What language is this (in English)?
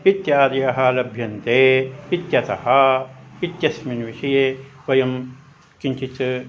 Sanskrit